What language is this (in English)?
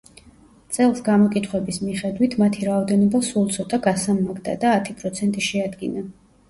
Georgian